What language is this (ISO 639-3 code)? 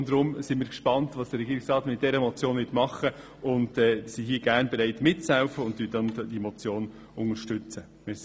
gsw